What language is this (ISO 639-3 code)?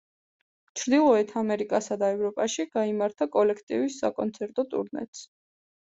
kat